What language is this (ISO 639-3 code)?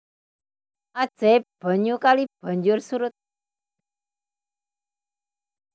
jav